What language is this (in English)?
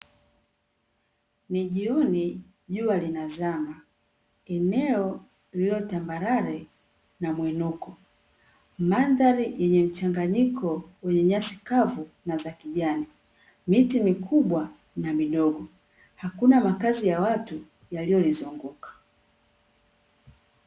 Swahili